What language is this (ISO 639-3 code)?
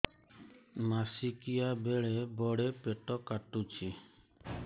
ori